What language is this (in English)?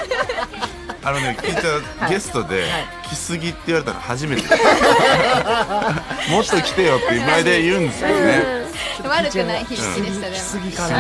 Japanese